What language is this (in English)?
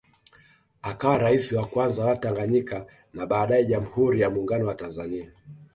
Swahili